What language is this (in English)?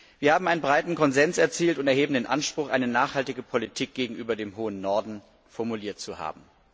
German